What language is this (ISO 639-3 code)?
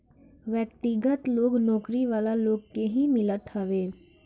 bho